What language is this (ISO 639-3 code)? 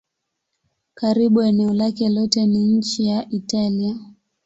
swa